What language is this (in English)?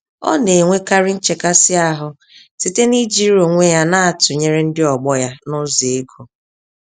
Igbo